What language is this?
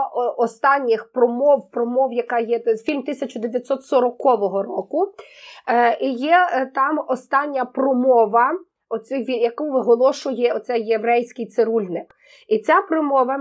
Ukrainian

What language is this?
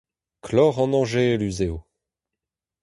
Breton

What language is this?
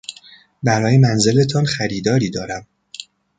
Persian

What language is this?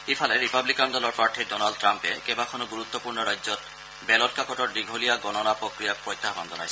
Assamese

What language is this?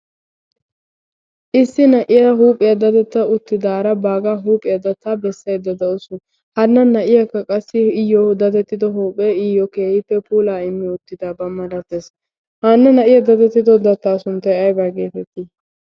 Wolaytta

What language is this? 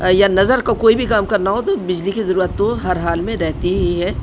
Urdu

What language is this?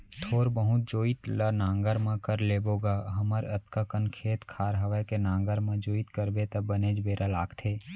Chhattisgarhi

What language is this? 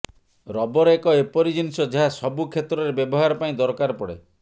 Odia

